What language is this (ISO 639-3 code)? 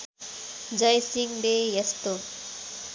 nep